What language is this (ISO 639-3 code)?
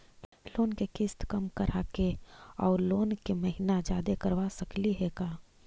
mag